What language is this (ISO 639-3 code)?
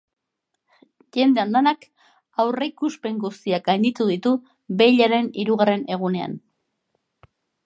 eus